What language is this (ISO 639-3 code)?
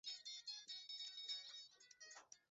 swa